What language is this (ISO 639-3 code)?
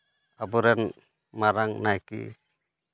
sat